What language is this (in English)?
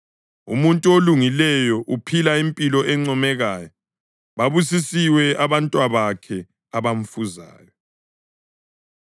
North Ndebele